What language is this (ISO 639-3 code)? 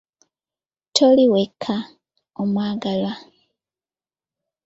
lug